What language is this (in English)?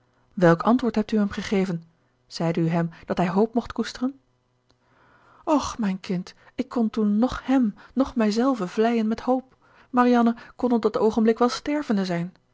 Dutch